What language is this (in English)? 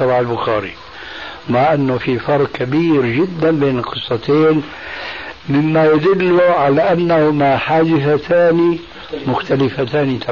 Arabic